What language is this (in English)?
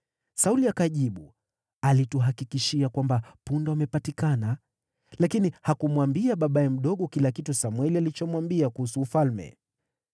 Swahili